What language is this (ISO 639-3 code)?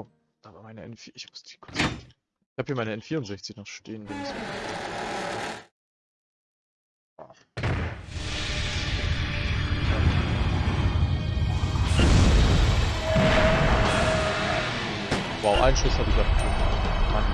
deu